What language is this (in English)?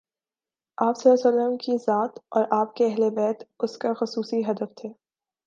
Urdu